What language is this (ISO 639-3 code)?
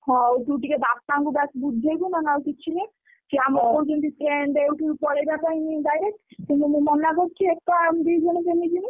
ori